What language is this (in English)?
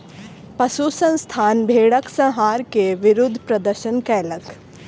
Maithili